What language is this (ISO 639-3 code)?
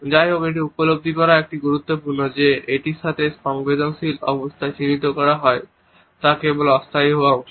ben